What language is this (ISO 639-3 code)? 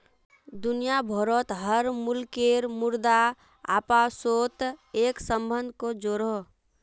mag